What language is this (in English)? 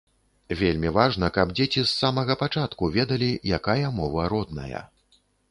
Belarusian